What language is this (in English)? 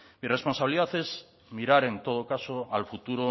Spanish